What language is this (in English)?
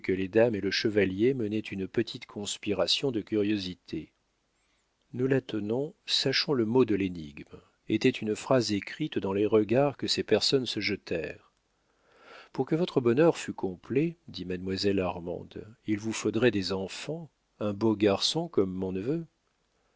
French